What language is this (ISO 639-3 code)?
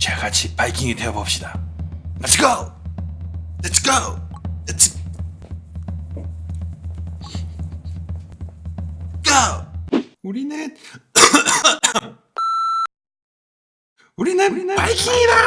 kor